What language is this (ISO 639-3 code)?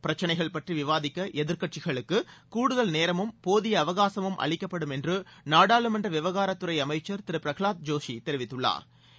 tam